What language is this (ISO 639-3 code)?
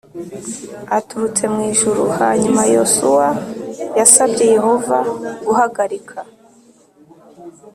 kin